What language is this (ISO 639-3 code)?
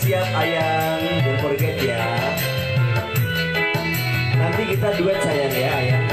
ind